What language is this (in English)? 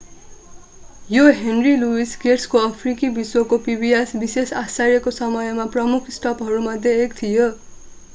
Nepali